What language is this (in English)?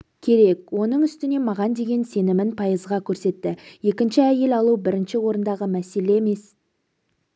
Kazakh